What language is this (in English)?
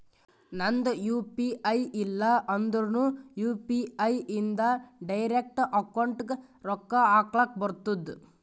Kannada